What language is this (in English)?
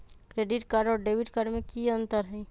Magahi